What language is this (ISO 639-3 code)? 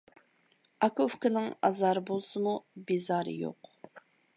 uig